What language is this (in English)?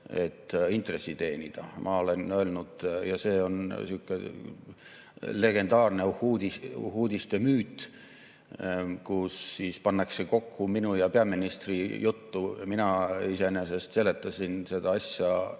Estonian